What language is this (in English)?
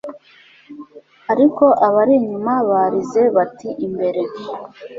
Kinyarwanda